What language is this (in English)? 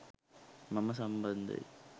Sinhala